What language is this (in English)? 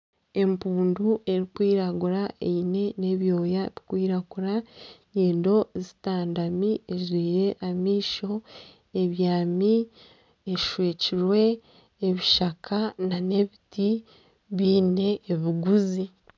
Nyankole